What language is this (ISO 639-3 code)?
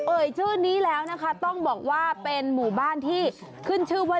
tha